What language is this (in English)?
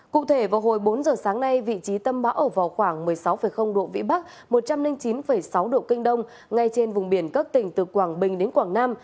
Vietnamese